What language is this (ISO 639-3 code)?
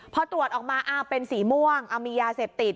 tha